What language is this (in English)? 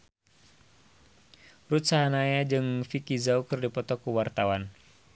Sundanese